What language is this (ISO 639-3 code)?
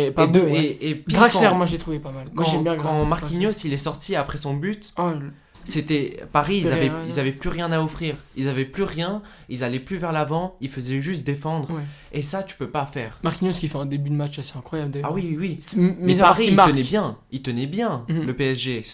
fra